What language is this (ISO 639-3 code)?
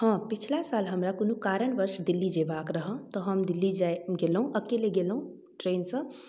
mai